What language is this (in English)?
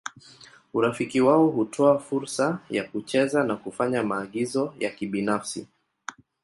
Swahili